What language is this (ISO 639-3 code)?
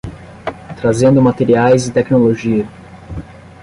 por